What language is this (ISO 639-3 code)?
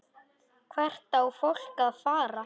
isl